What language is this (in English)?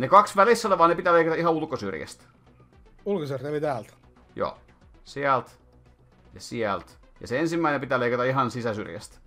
Finnish